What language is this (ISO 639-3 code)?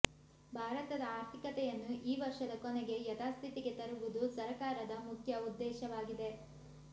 kan